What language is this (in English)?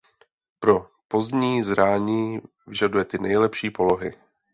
Czech